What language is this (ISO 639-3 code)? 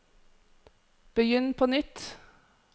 nor